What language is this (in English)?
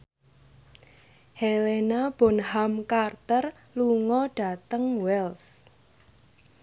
Javanese